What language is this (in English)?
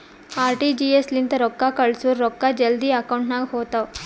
Kannada